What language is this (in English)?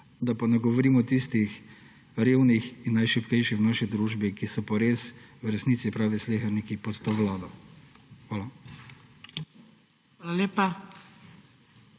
Slovenian